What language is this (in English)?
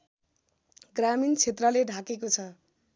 Nepali